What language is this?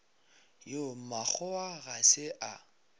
Northern Sotho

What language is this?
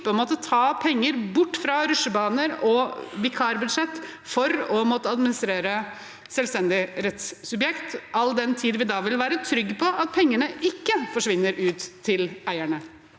Norwegian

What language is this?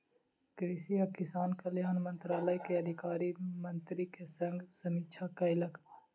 Maithili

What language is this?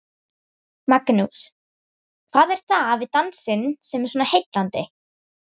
Icelandic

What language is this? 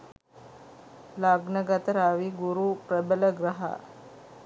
Sinhala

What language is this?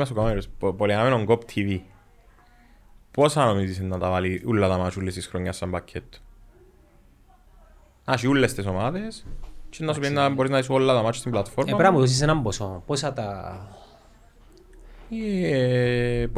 Greek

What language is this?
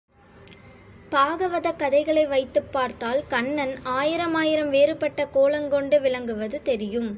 Tamil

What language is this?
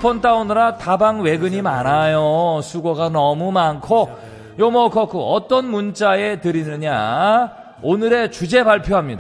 Korean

